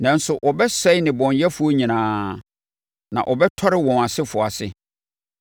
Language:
Akan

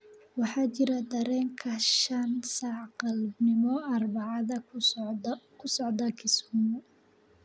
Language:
Somali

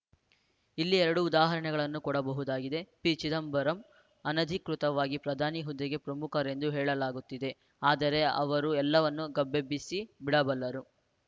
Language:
Kannada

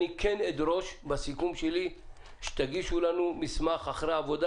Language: Hebrew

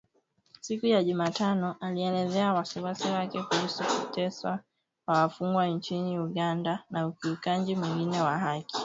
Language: Swahili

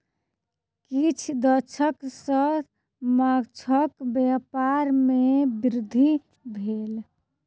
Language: Maithili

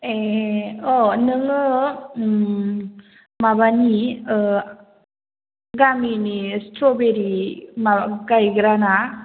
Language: Bodo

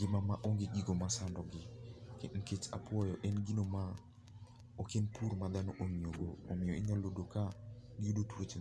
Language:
Luo (Kenya and Tanzania)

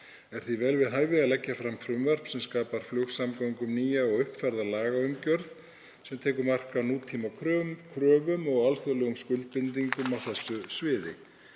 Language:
Icelandic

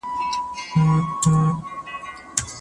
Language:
Pashto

